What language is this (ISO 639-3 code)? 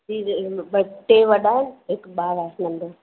snd